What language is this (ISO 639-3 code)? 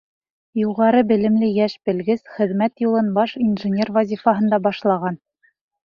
bak